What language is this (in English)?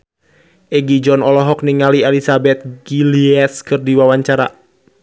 Sundanese